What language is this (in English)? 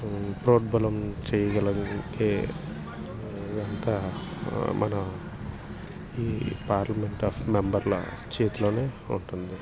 Telugu